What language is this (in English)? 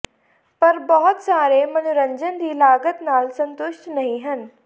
Punjabi